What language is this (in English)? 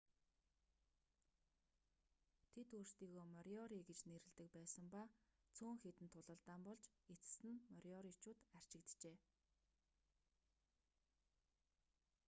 Mongolian